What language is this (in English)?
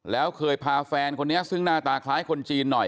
Thai